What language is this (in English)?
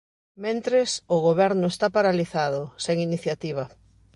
Galician